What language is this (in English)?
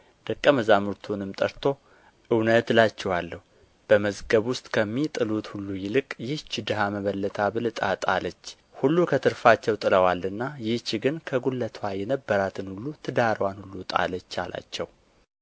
Amharic